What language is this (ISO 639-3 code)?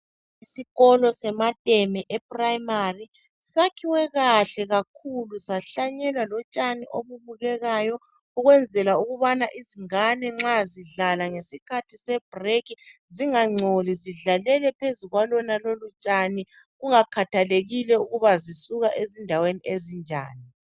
nde